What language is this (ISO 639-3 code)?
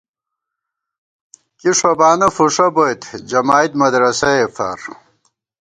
gwt